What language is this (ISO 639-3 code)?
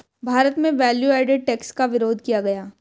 hin